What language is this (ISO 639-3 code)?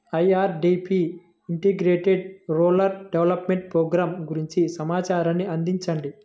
tel